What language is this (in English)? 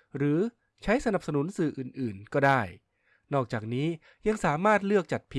Thai